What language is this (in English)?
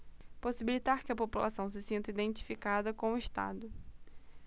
Portuguese